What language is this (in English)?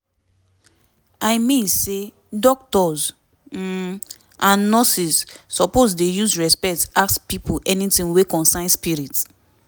Nigerian Pidgin